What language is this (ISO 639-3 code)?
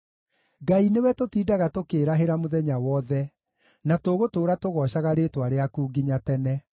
kik